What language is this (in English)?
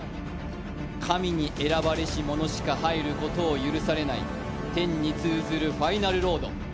Japanese